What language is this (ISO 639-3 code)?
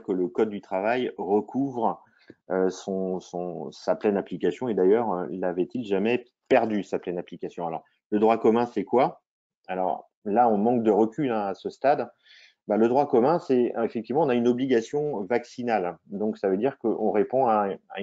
fra